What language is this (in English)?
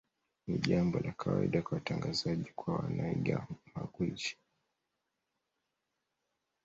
Swahili